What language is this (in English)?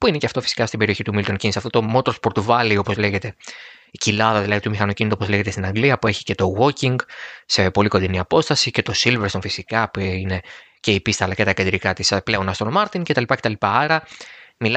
Greek